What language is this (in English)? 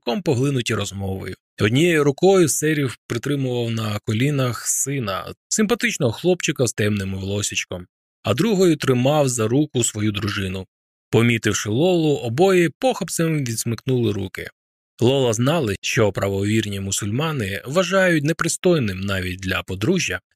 Ukrainian